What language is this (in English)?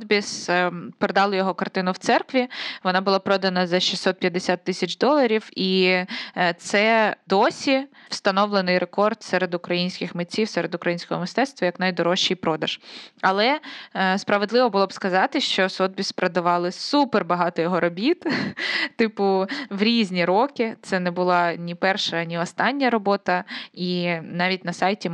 Ukrainian